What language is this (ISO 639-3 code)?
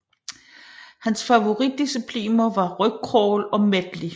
dan